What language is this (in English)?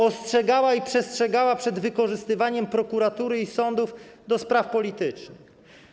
Polish